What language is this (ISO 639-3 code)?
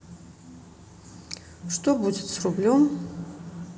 rus